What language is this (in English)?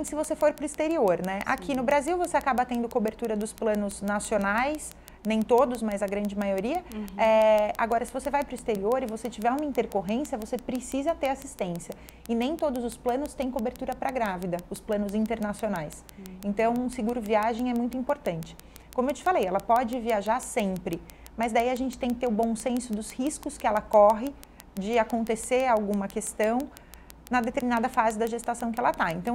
Portuguese